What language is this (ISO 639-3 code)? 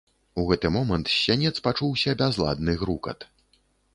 bel